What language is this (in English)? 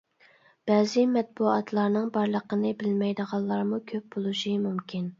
Uyghur